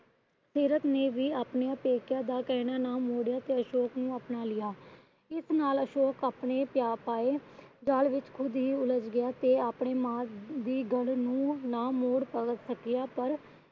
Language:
Punjabi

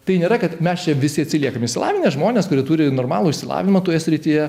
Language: Lithuanian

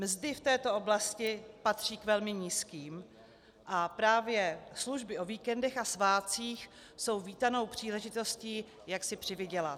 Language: Czech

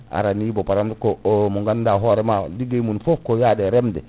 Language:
Fula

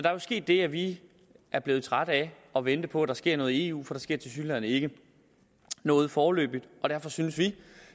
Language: Danish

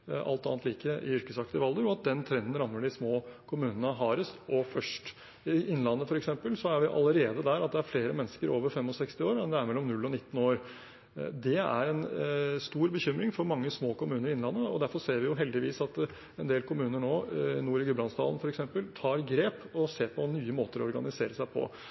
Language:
Norwegian Bokmål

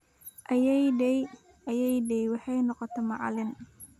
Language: Somali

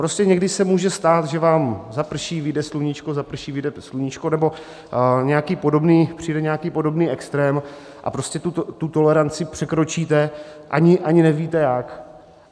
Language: Czech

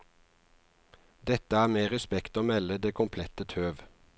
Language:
Norwegian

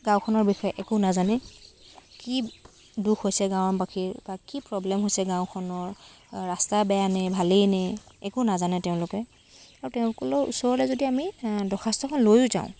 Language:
Assamese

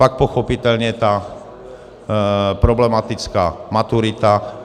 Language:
Czech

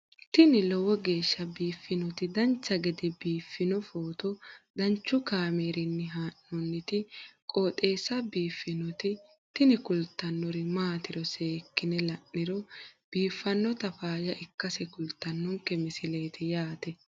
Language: Sidamo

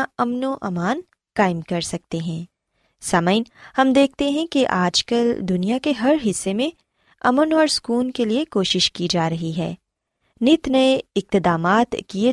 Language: Urdu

